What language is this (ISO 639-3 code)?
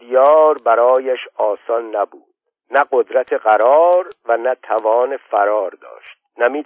fas